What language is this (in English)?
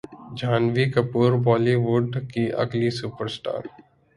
Urdu